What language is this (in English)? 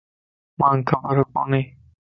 Lasi